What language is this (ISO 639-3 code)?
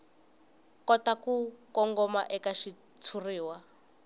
tso